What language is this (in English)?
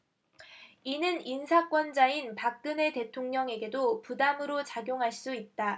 Korean